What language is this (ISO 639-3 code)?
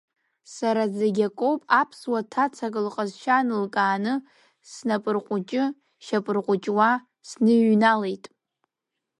abk